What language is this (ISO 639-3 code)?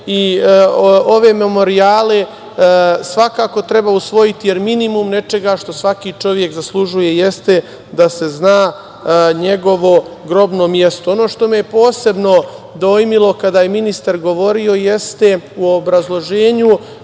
srp